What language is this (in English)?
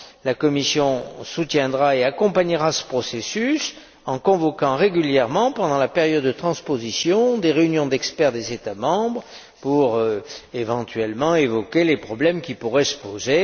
French